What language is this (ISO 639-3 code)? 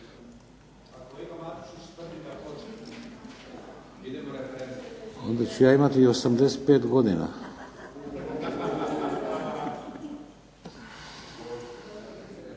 hrv